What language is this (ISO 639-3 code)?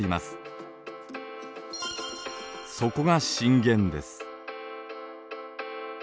jpn